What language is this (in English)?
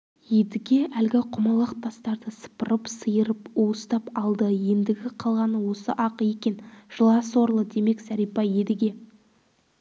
Kazakh